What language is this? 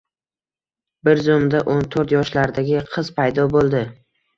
Uzbek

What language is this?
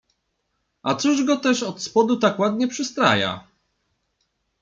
Polish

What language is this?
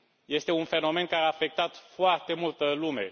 Romanian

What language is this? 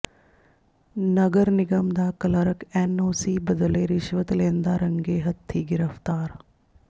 Punjabi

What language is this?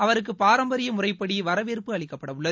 Tamil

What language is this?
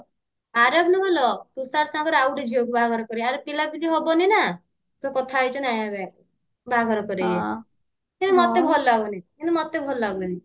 Odia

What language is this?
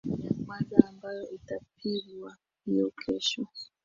Swahili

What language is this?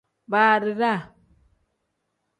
Tem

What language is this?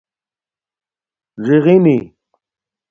Domaaki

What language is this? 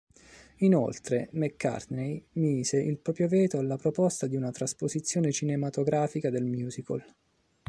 Italian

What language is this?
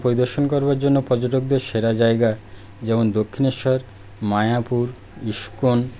Bangla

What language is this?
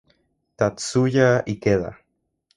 Spanish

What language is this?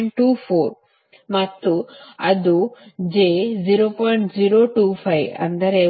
Kannada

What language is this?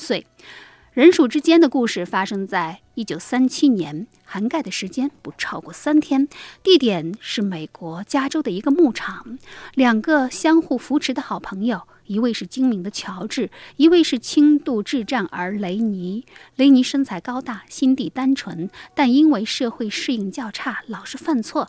Chinese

